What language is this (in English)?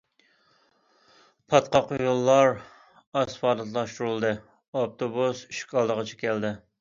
Uyghur